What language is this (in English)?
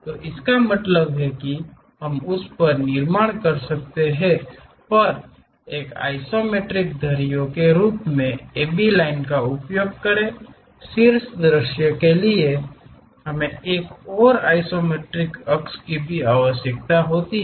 Hindi